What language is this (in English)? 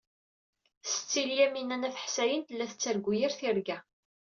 Kabyle